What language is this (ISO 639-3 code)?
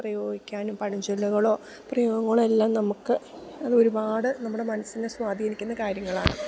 mal